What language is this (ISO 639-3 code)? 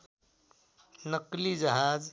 nep